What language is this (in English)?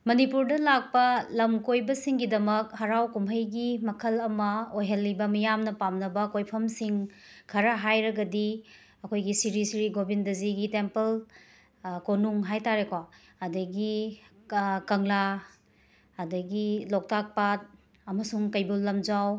Manipuri